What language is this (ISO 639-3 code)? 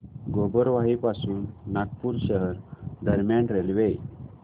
mar